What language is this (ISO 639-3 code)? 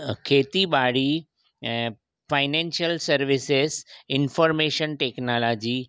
snd